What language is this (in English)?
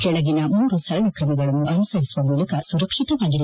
Kannada